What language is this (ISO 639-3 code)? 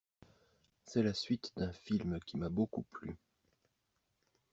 fra